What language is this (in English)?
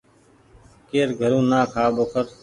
Goaria